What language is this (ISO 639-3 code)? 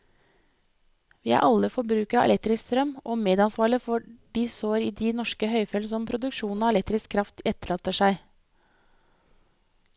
nor